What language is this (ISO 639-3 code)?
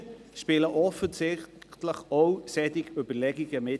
gsw